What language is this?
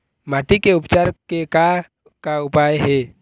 Chhattisgarhi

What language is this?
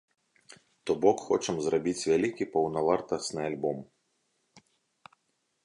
Belarusian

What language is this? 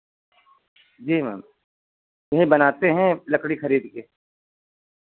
Hindi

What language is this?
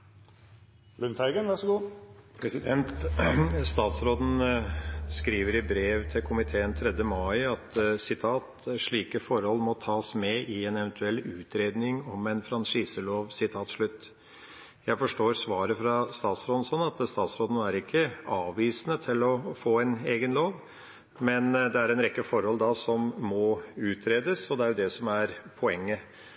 Norwegian Bokmål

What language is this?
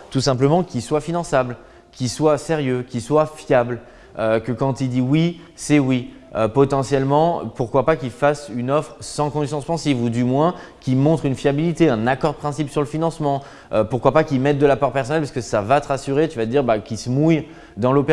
French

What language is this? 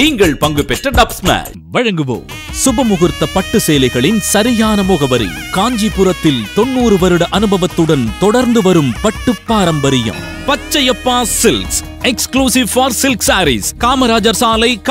Indonesian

